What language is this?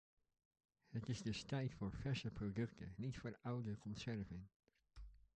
Dutch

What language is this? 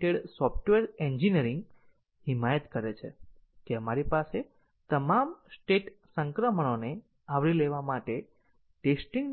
Gujarati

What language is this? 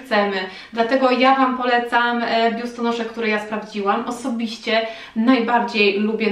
Polish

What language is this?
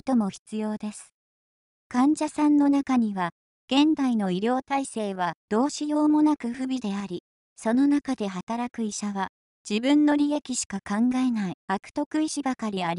Japanese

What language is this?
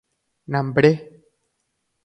Guarani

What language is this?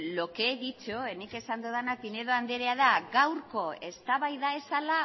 Basque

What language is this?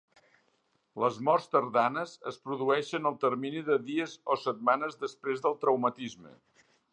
Catalan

